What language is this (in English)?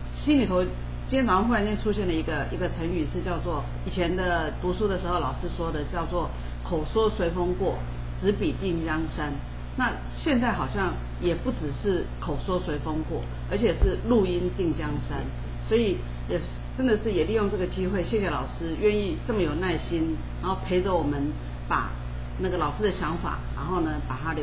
Chinese